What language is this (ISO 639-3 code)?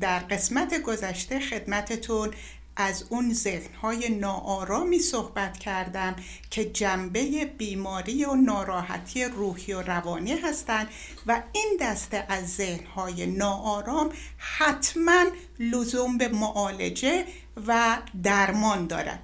fas